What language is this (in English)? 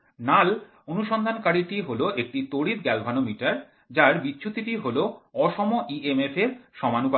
Bangla